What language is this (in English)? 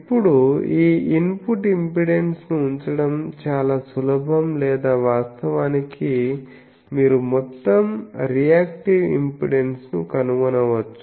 Telugu